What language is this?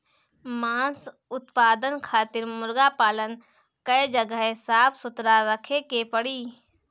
Bhojpuri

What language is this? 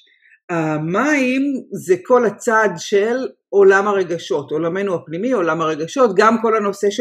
Hebrew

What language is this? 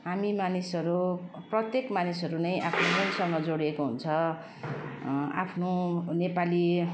Nepali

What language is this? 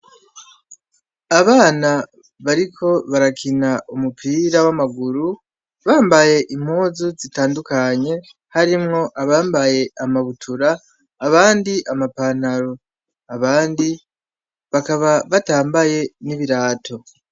Rundi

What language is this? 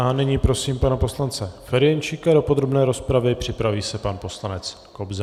Czech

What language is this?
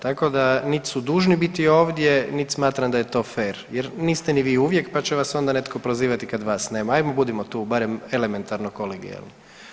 Croatian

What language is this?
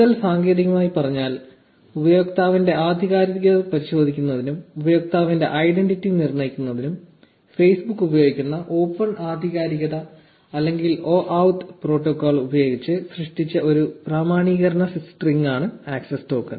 Malayalam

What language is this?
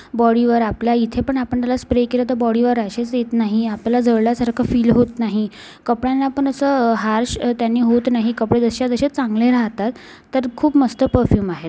Marathi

